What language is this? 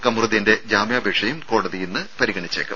Malayalam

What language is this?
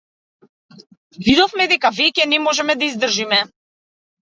Macedonian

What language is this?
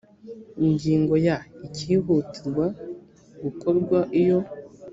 Kinyarwanda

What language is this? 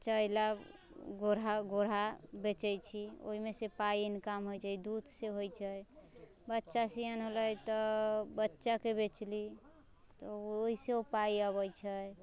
Maithili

